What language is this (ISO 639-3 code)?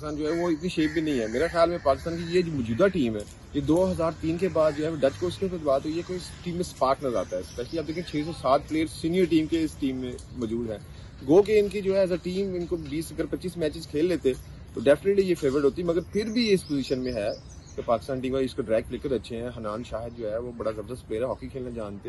urd